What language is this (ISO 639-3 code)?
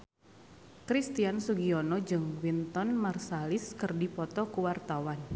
sun